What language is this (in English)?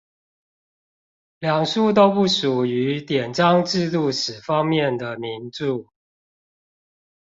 Chinese